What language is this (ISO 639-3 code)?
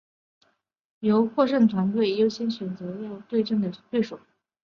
zho